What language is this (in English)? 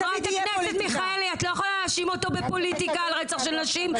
Hebrew